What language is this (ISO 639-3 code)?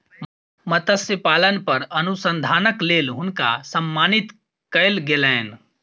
mai